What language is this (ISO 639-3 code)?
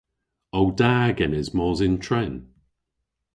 cor